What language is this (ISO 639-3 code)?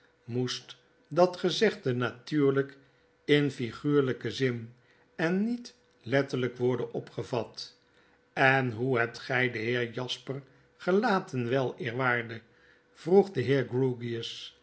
nld